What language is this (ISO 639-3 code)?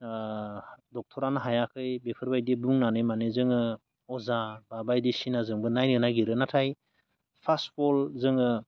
brx